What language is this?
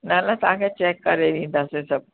Sindhi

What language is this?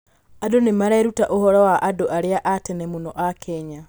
Kikuyu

